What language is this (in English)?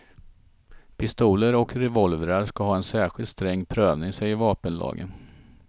Swedish